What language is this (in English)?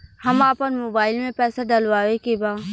Bhojpuri